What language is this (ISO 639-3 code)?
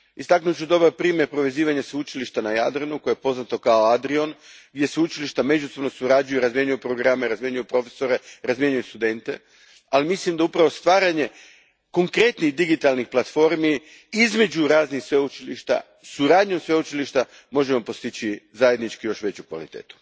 hrv